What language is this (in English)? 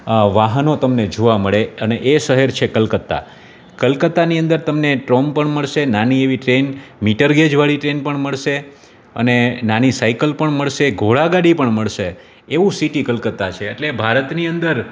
Gujarati